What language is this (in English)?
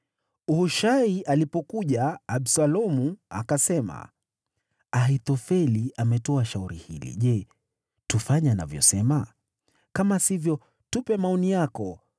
Swahili